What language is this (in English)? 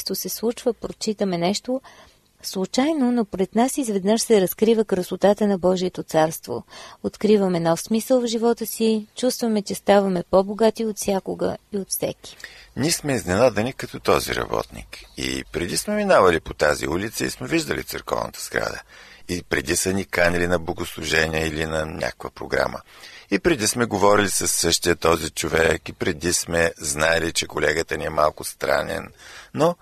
Bulgarian